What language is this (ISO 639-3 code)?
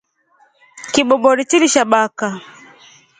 rof